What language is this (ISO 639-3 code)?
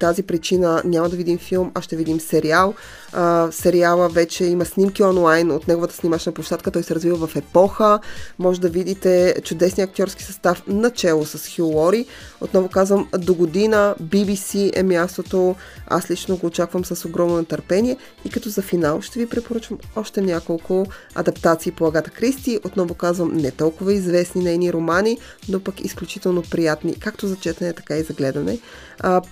bul